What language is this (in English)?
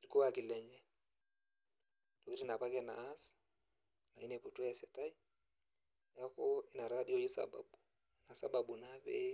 Masai